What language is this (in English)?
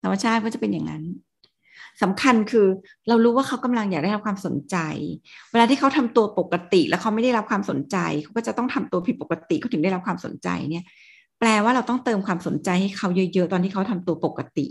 Thai